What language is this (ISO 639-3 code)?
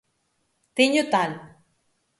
glg